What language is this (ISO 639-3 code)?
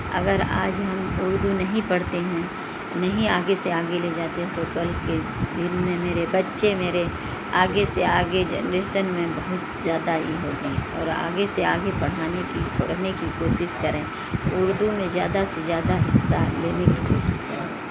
urd